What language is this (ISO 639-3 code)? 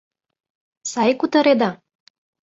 chm